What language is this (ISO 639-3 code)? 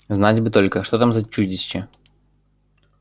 rus